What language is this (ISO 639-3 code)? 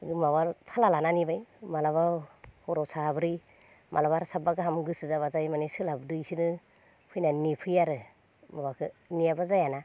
brx